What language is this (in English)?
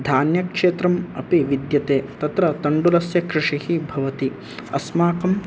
Sanskrit